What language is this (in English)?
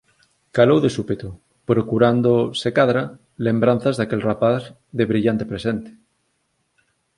Galician